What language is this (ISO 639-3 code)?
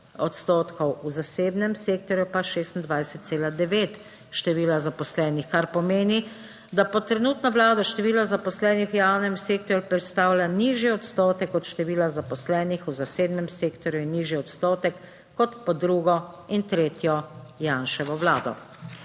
slv